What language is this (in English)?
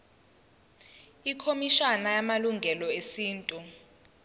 Zulu